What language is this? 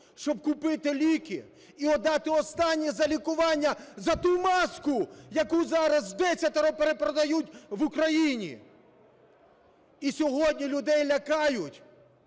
Ukrainian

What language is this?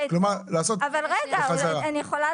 Hebrew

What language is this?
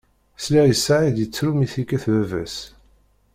Kabyle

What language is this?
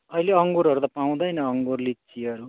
Nepali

